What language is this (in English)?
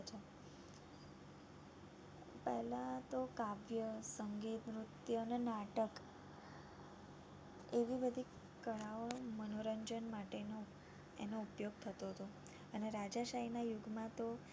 Gujarati